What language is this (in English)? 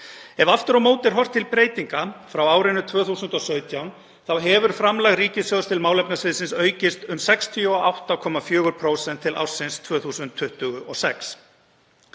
Icelandic